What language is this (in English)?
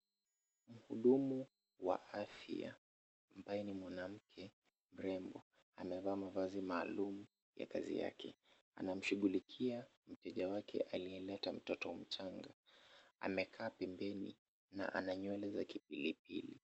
Swahili